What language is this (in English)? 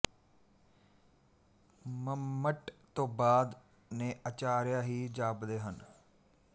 Punjabi